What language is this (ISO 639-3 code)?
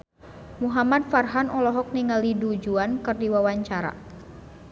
sun